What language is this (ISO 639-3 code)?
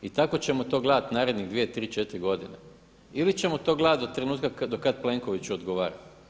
hrv